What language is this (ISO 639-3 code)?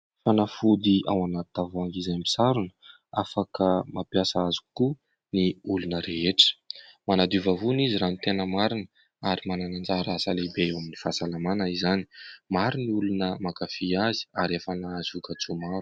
mlg